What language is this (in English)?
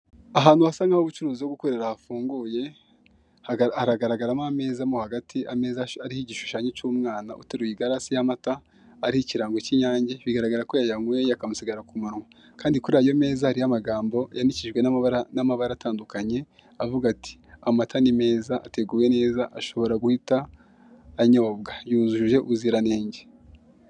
Kinyarwanda